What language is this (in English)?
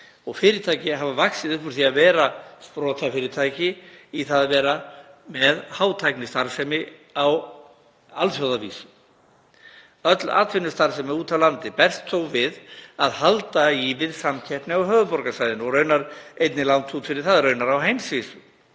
Icelandic